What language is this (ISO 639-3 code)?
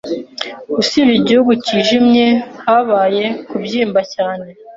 kin